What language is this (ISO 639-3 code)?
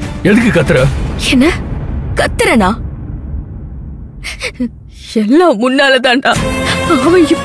tam